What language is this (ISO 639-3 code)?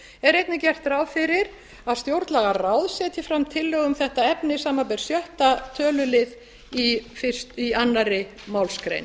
isl